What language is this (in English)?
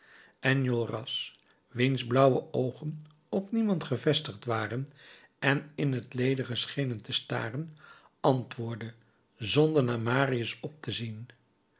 Dutch